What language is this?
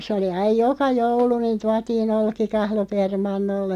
Finnish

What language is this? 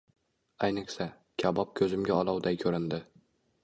Uzbek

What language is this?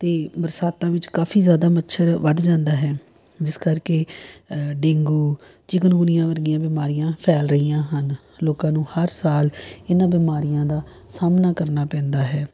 Punjabi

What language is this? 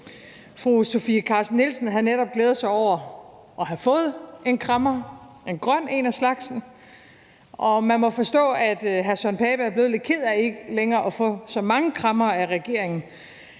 Danish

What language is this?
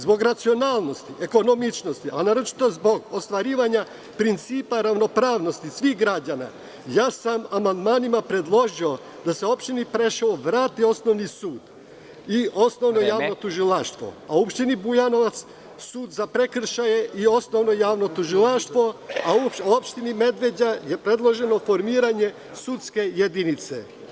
Serbian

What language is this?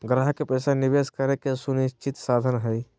Magahi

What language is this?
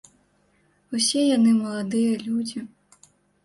Belarusian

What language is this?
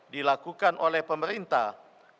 Indonesian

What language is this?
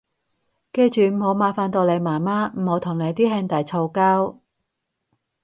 Cantonese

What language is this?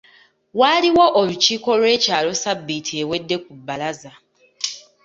Ganda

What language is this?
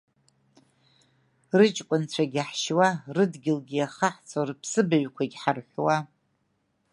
Abkhazian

